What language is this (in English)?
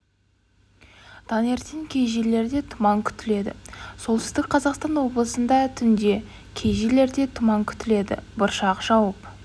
Kazakh